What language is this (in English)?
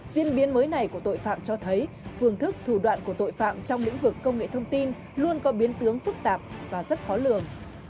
Vietnamese